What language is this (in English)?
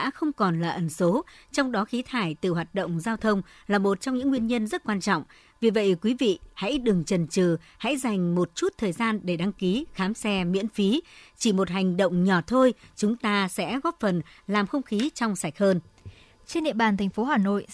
Vietnamese